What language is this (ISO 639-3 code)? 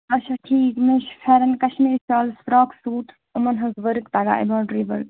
kas